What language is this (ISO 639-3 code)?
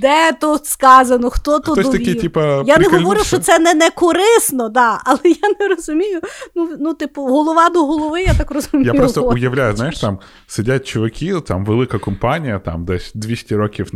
ukr